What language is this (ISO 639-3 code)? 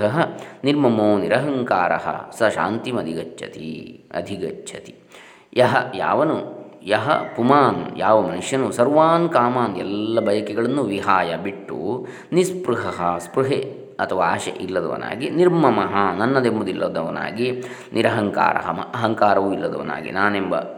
kan